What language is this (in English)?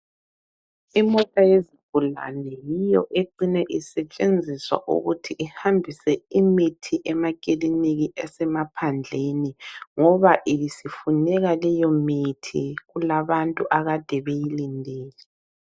North Ndebele